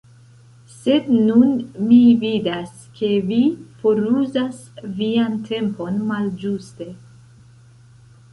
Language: Esperanto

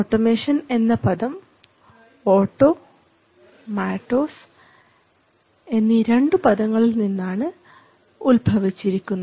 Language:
Malayalam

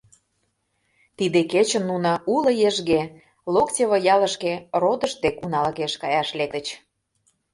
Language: Mari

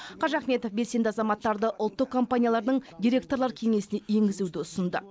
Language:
Kazakh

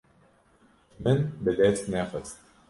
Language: Kurdish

